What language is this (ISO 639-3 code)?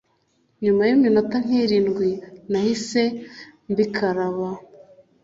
kin